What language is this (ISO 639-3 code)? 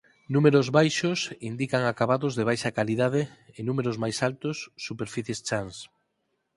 glg